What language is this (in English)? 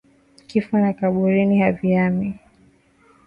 Swahili